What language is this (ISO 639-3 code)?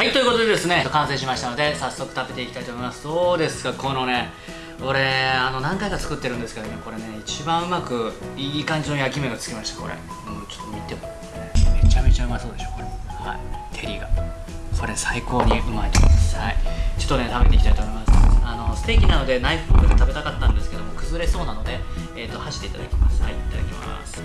jpn